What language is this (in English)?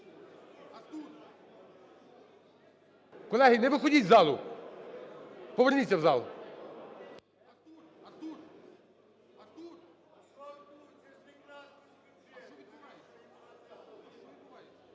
Ukrainian